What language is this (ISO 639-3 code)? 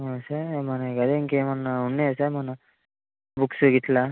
tel